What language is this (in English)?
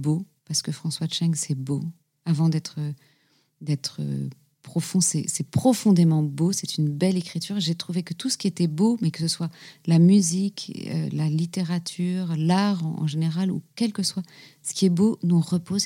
French